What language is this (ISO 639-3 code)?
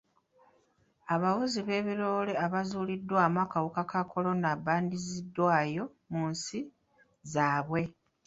lug